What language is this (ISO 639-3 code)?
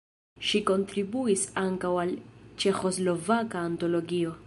epo